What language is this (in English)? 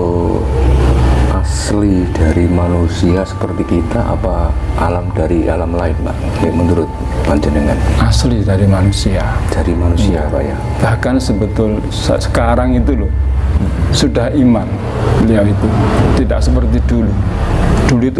Indonesian